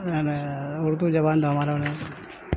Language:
Urdu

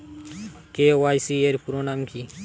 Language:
Bangla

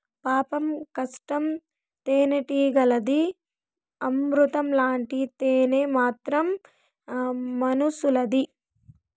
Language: Telugu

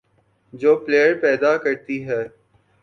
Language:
Urdu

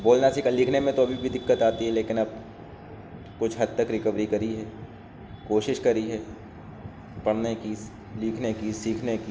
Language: Urdu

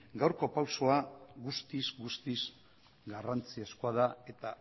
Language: Basque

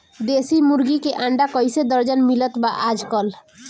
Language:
Bhojpuri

